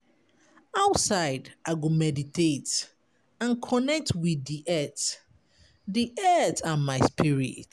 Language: Nigerian Pidgin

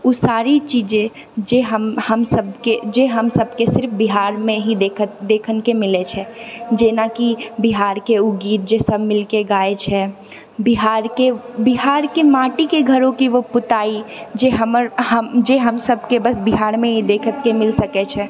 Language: Maithili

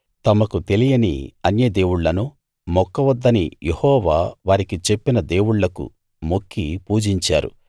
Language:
Telugu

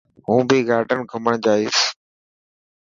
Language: Dhatki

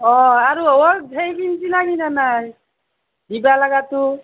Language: Assamese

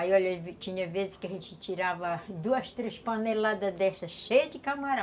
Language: Portuguese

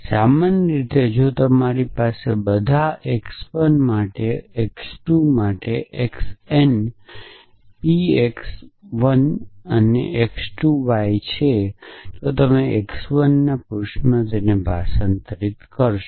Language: Gujarati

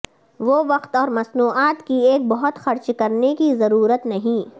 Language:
Urdu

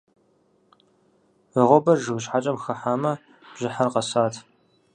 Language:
Kabardian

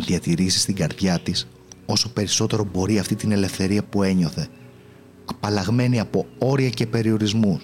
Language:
Greek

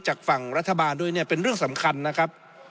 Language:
Thai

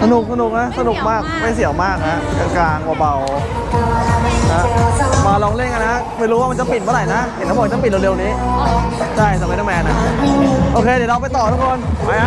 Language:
Thai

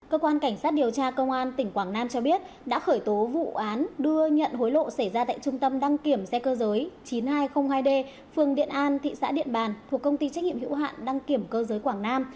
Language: Vietnamese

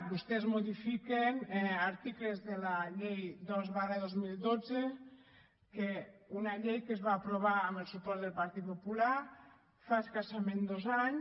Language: Catalan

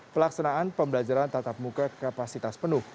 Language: Indonesian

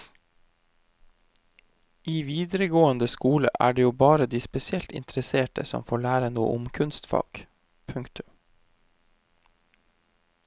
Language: Norwegian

